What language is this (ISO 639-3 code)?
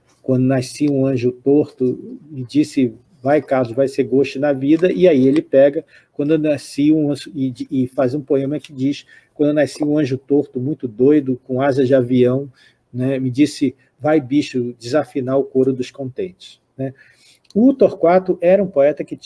por